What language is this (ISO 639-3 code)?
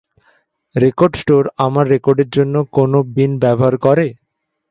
ben